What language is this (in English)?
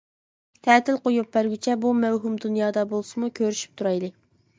Uyghur